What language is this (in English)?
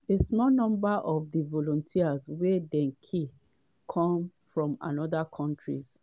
Nigerian Pidgin